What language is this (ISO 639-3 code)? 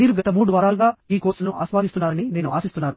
tel